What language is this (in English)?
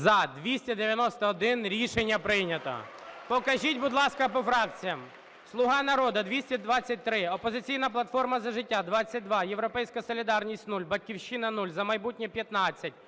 Ukrainian